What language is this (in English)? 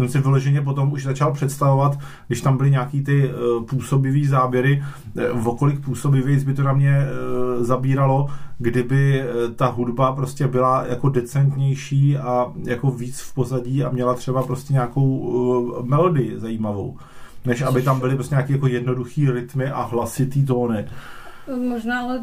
Czech